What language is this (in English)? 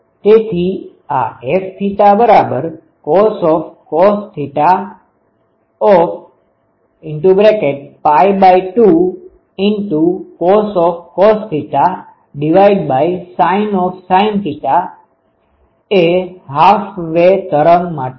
Gujarati